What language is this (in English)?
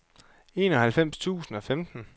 Danish